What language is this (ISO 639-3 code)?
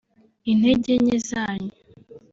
kin